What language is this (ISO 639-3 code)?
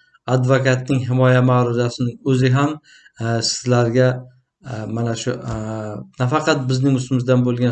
uzb